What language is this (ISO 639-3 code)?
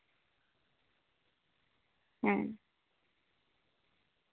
sat